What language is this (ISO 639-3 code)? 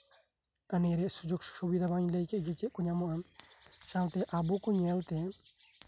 sat